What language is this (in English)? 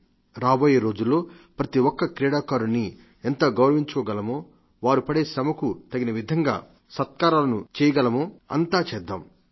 Telugu